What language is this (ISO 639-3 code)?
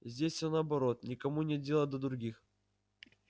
rus